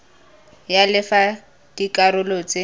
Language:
Tswana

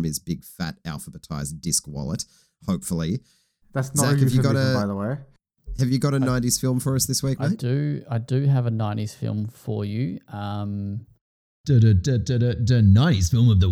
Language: English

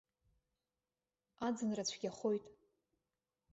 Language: Abkhazian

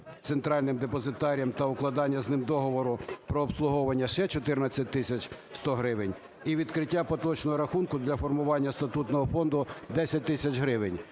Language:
Ukrainian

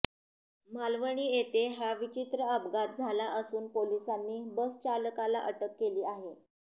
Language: Marathi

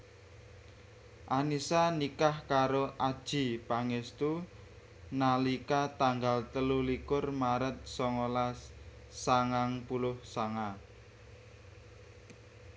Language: Javanese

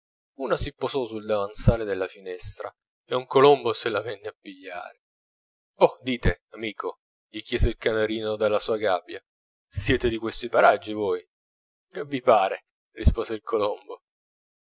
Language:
Italian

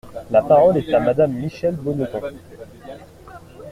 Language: French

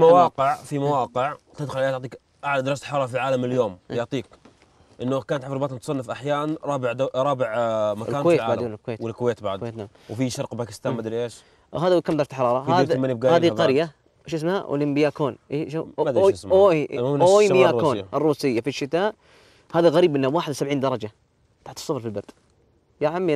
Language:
Arabic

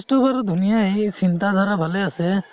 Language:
Assamese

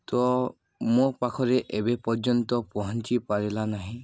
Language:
Odia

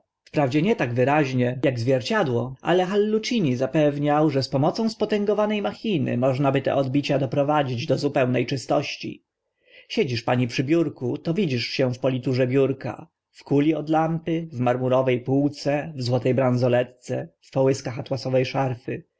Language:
Polish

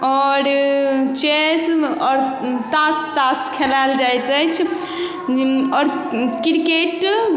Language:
Maithili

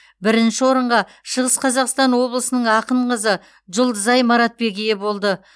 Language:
Kazakh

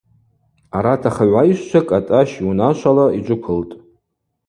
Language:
Abaza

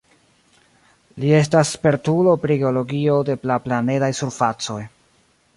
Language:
Esperanto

